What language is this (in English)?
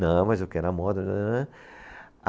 Portuguese